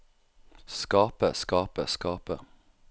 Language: Norwegian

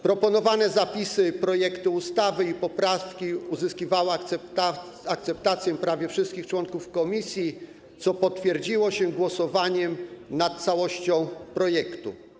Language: Polish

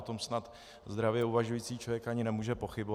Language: Czech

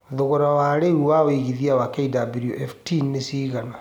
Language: Kikuyu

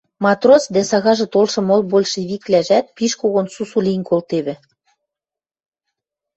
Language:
Western Mari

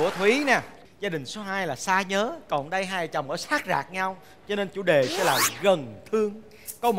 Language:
Vietnamese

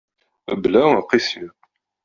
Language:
Kabyle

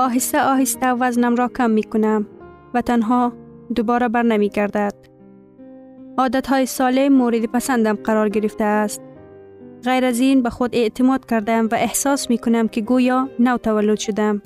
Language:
Persian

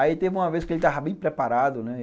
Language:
Portuguese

